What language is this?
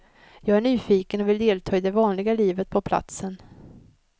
Swedish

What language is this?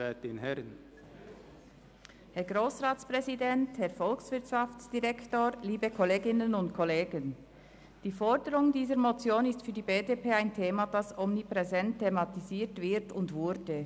Swiss German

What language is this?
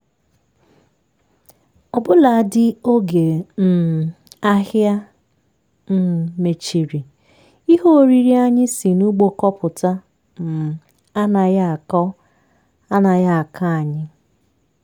Igbo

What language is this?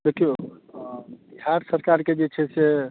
Maithili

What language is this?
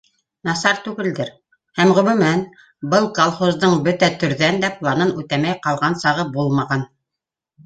Bashkir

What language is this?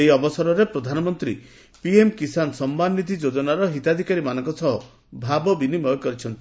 Odia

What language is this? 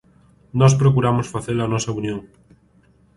Galician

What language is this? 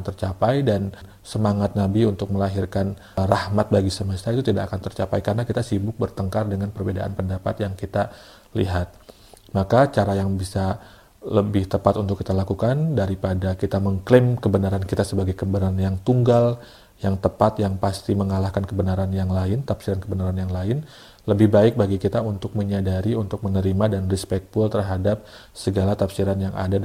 Indonesian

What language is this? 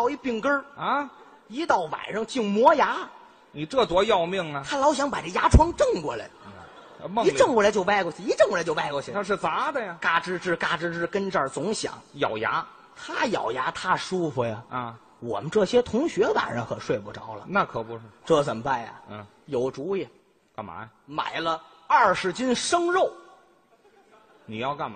Chinese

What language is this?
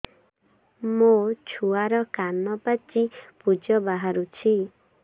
Odia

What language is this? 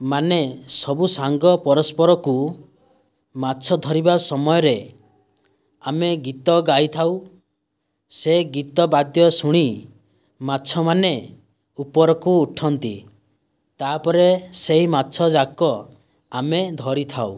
Odia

